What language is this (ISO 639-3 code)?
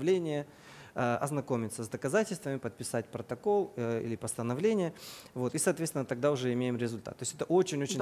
rus